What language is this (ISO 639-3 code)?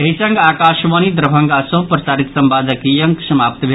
mai